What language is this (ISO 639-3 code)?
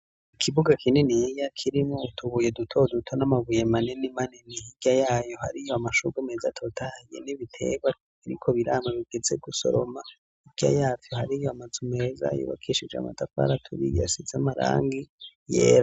run